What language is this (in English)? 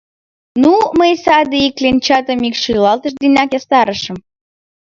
Mari